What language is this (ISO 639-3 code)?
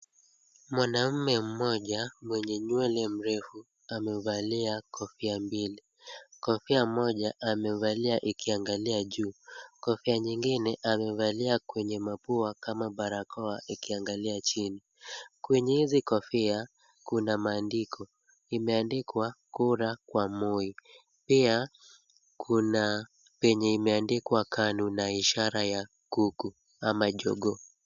swa